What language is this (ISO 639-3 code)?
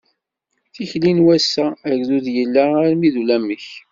kab